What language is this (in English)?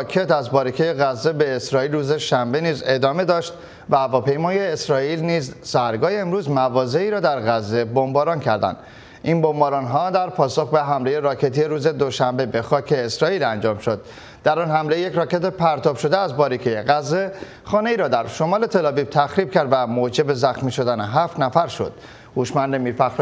Persian